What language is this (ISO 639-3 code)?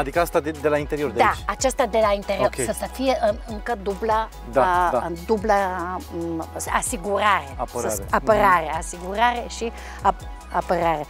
ron